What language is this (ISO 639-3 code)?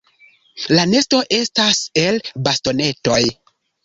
epo